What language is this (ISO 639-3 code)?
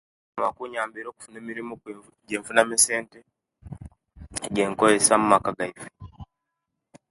lke